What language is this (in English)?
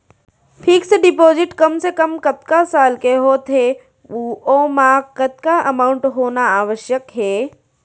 Chhattisgarhi